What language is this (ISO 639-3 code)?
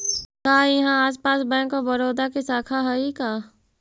mag